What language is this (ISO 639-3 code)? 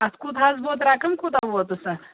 kas